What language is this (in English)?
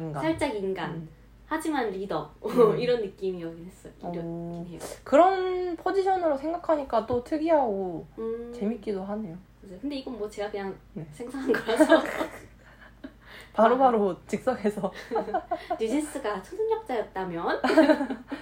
Korean